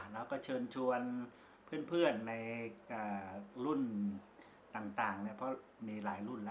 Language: Thai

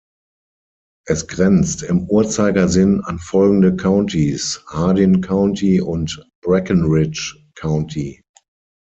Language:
German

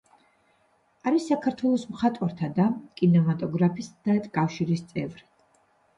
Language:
Georgian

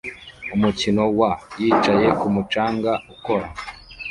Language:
Kinyarwanda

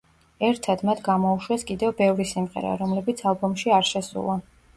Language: Georgian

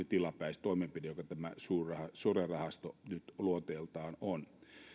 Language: Finnish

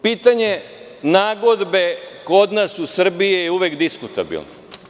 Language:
Serbian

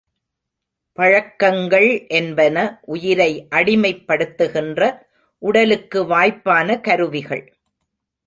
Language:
Tamil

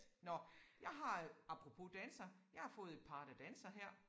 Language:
Danish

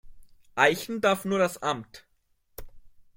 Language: German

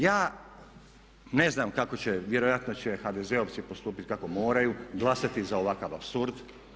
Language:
Croatian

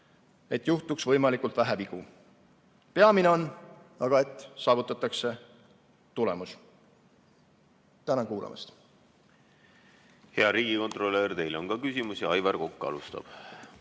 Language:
Estonian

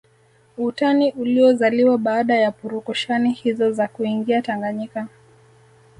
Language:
Swahili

